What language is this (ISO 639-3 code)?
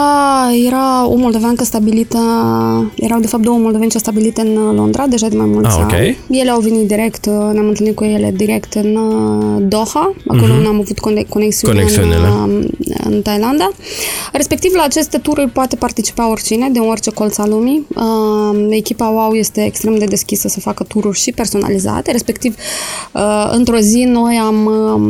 ron